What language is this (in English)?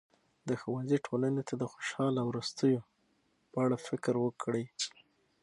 Pashto